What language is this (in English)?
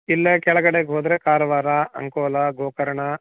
Kannada